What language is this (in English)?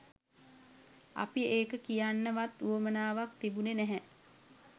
Sinhala